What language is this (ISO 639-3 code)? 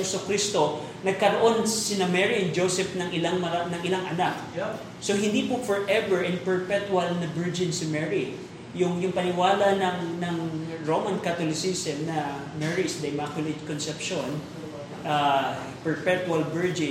fil